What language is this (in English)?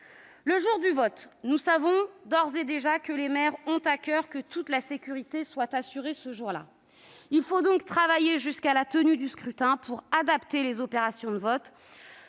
French